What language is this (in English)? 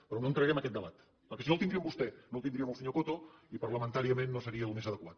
Catalan